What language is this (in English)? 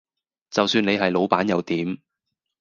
Cantonese